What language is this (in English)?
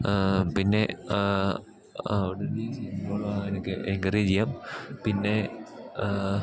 Malayalam